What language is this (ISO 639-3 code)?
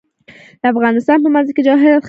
pus